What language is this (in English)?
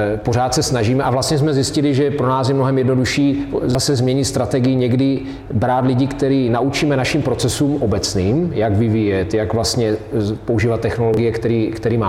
Czech